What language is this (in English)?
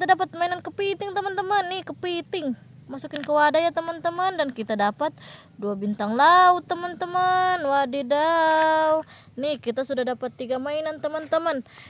Indonesian